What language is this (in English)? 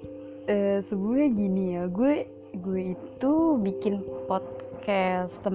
Indonesian